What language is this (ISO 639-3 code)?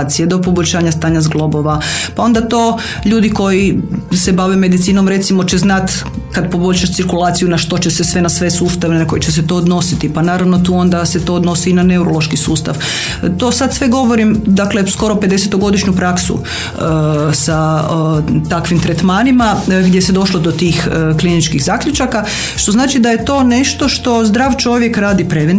hrv